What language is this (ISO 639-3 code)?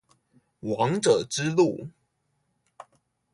zho